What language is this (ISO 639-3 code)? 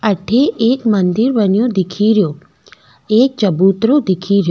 raj